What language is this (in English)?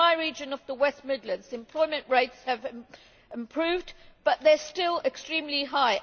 English